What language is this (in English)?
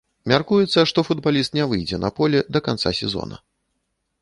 Belarusian